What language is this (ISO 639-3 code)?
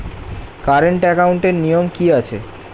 ben